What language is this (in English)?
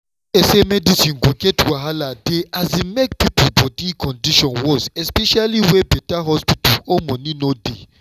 Nigerian Pidgin